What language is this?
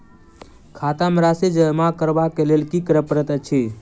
Maithili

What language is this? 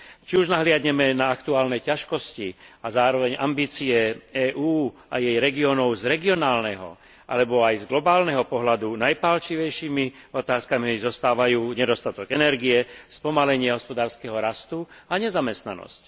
Slovak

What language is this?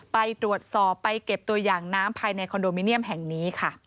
Thai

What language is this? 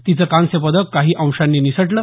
Marathi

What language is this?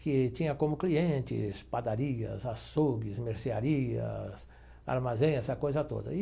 Portuguese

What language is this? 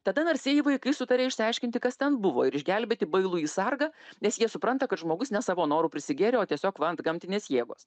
Lithuanian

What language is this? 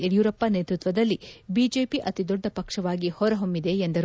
Kannada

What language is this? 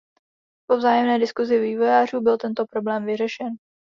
Czech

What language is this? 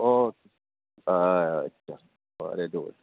Konkani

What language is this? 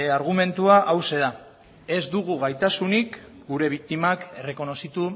Basque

